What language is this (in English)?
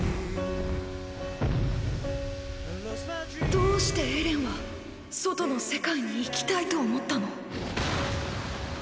Japanese